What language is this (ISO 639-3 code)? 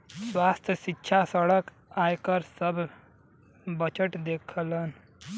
bho